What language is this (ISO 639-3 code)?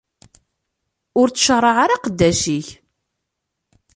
kab